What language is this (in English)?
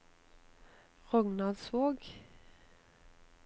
Norwegian